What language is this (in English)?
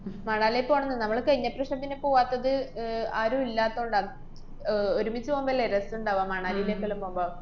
Malayalam